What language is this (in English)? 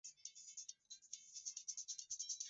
Swahili